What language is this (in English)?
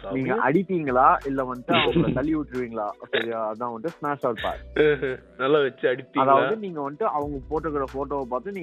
Tamil